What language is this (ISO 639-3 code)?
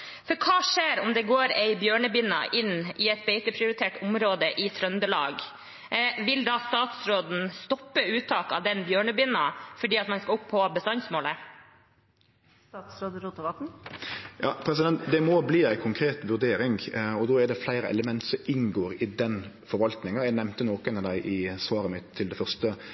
nor